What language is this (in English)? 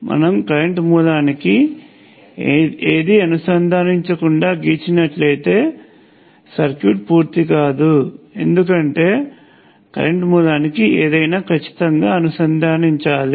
Telugu